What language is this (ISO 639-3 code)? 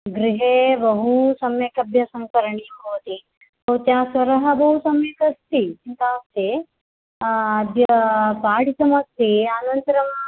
san